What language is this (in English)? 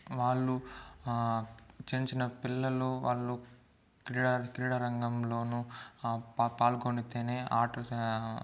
Telugu